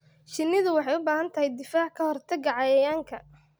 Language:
Somali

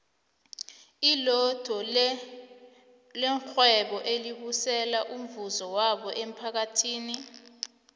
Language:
South Ndebele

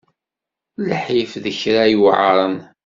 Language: Kabyle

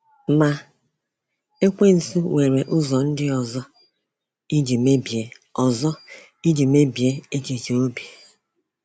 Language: Igbo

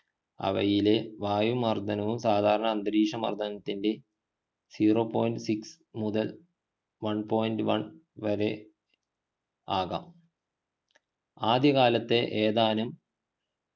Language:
Malayalam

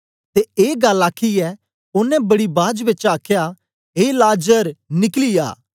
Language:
Dogri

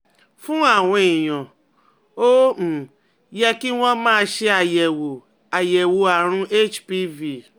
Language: Yoruba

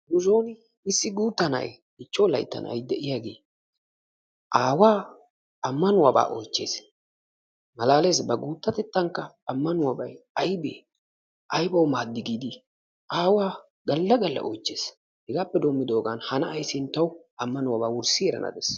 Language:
Wolaytta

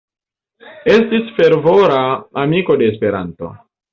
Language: Esperanto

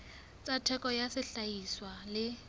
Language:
Southern Sotho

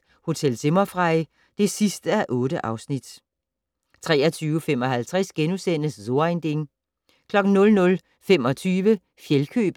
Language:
Danish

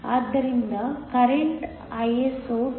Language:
Kannada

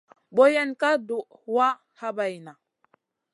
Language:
Masana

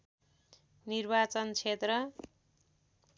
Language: Nepali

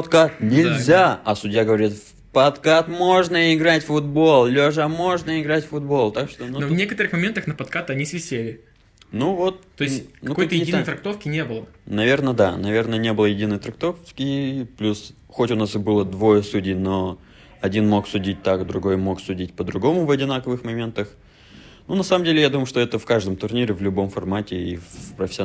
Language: Russian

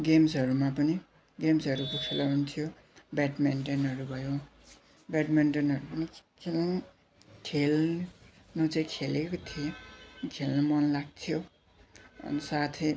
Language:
Nepali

